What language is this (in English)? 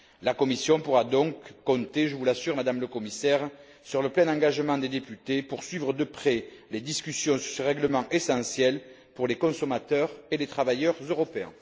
French